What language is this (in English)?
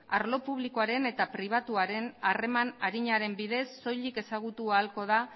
Basque